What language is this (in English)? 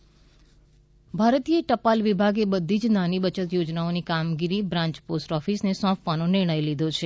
Gujarati